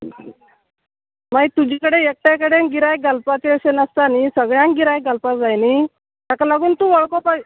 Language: Konkani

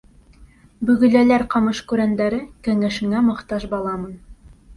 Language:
Bashkir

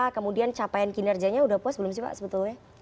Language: Indonesian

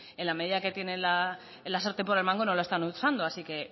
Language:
Spanish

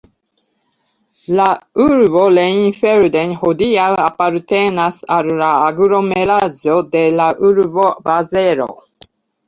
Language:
Esperanto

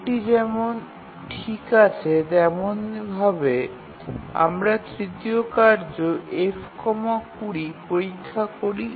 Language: Bangla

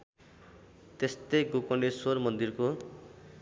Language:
Nepali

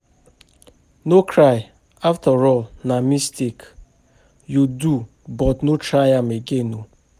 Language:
Nigerian Pidgin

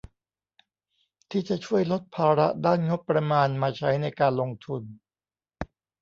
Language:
Thai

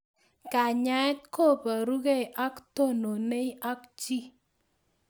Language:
Kalenjin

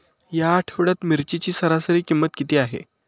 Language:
Marathi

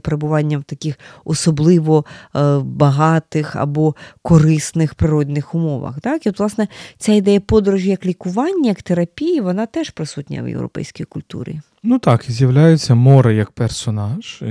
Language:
Ukrainian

